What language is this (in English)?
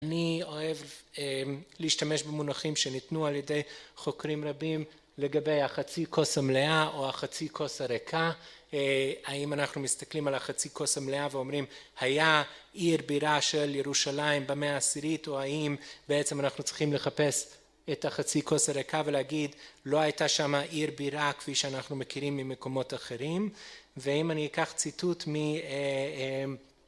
Hebrew